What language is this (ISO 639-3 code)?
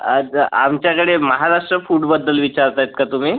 mar